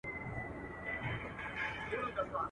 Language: Pashto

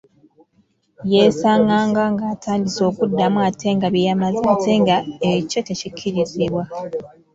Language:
Ganda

